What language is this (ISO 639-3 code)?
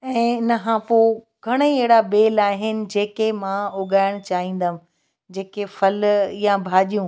snd